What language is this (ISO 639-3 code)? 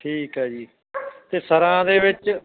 pan